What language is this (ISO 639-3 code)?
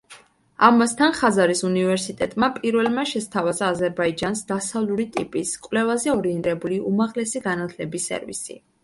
kat